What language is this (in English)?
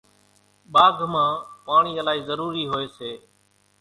Kachi Koli